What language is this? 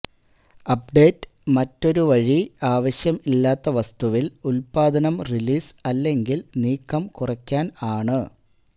Malayalam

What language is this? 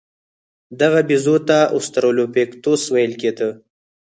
Pashto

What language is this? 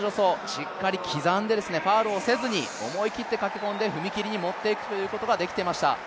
Japanese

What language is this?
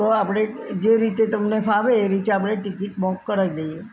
Gujarati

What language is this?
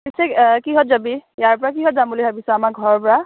Assamese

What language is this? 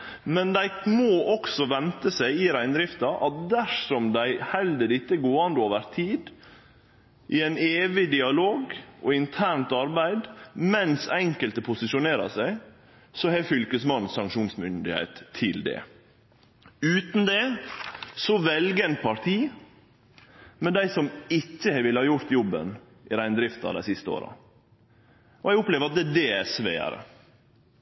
Norwegian Nynorsk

